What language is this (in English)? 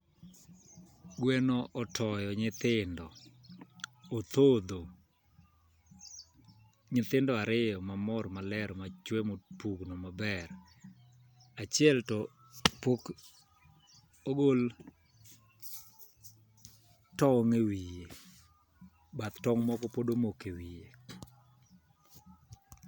Luo (Kenya and Tanzania)